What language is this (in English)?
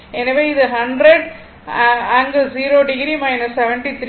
Tamil